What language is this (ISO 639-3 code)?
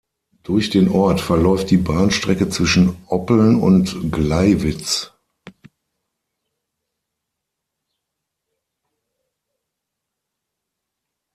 deu